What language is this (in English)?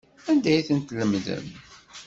Kabyle